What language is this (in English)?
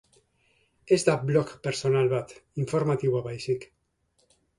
Basque